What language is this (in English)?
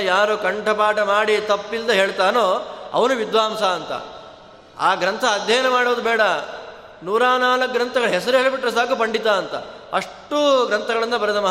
Kannada